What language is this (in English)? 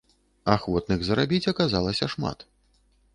Belarusian